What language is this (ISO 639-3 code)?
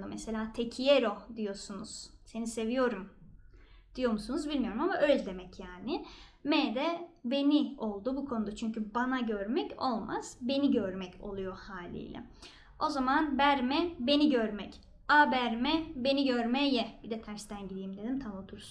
tur